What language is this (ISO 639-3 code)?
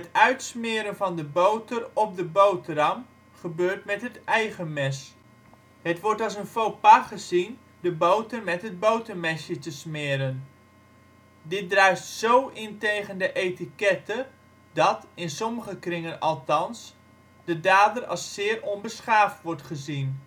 nld